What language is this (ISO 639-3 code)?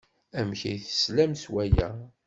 kab